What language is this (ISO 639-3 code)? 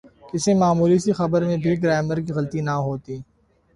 urd